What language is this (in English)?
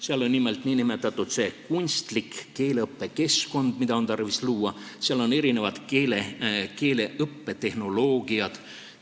Estonian